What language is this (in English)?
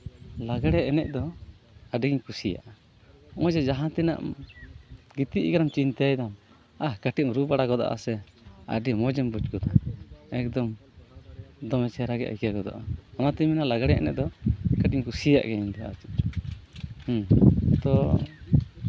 Santali